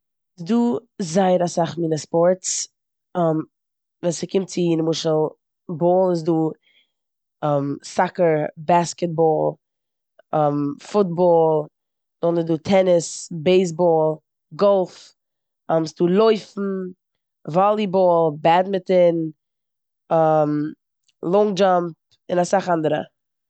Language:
Yiddish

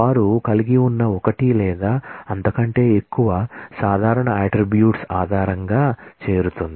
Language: Telugu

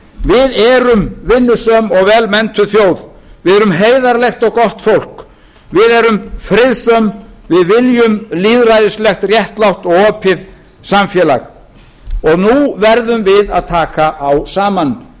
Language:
Icelandic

